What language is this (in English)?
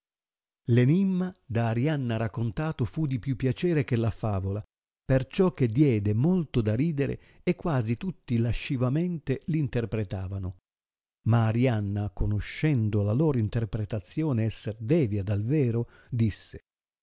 Italian